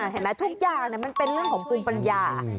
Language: Thai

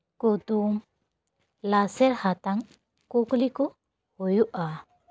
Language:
Santali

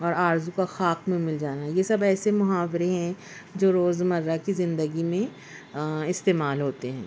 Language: Urdu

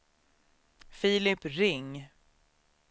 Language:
Swedish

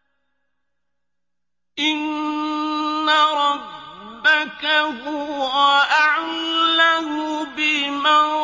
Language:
Arabic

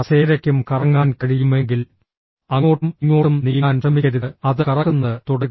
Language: Malayalam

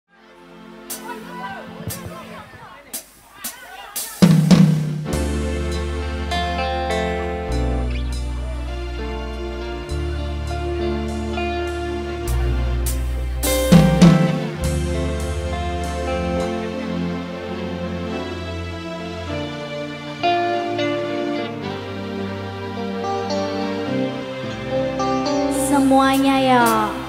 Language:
Indonesian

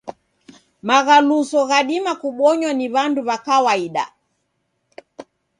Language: Taita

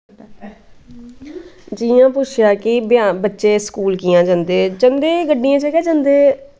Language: Dogri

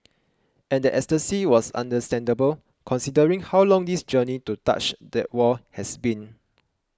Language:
English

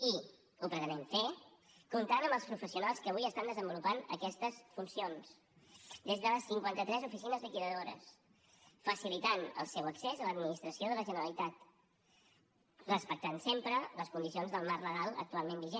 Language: Catalan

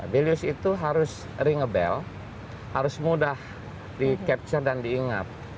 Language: Indonesian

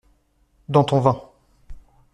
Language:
French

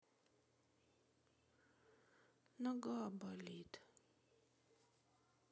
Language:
Russian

